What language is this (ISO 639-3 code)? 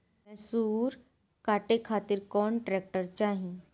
bho